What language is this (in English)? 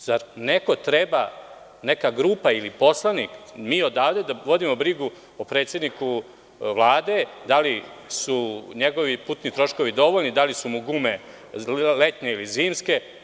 Serbian